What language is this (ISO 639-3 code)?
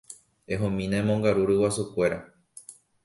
grn